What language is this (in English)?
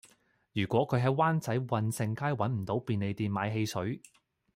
Cantonese